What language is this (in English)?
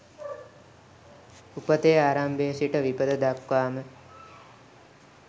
Sinhala